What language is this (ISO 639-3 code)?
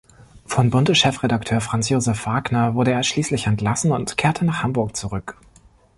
deu